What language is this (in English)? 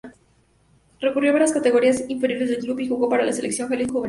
Spanish